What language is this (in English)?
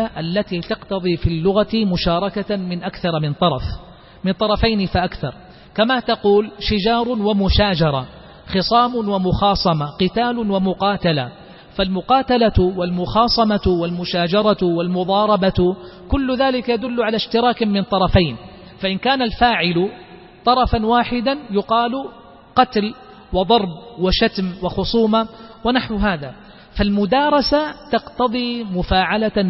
Arabic